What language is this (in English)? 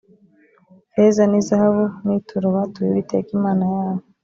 Kinyarwanda